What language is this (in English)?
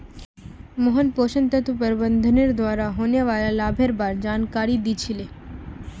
Magahi